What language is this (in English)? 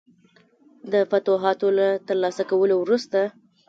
Pashto